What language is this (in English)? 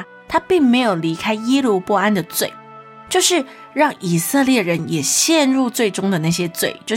Chinese